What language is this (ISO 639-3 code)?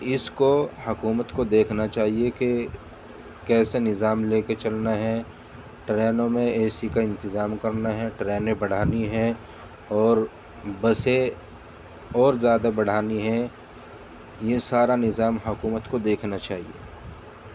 urd